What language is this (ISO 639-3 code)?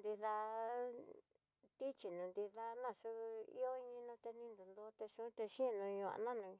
mtx